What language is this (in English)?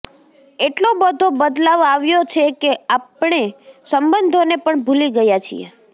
Gujarati